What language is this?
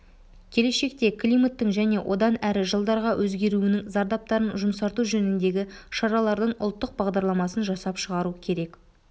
Kazakh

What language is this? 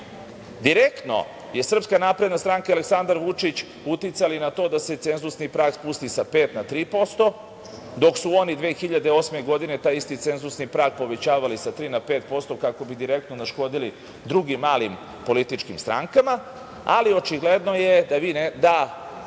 Serbian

